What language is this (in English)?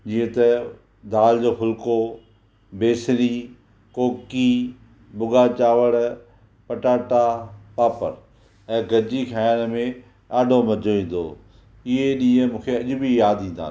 Sindhi